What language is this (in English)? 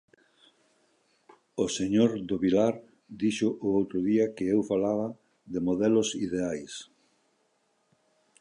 Galician